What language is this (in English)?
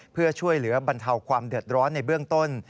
Thai